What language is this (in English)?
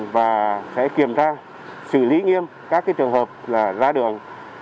Vietnamese